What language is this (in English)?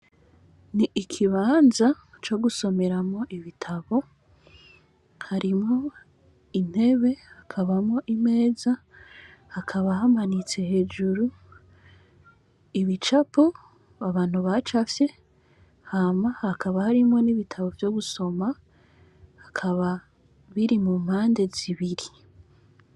Rundi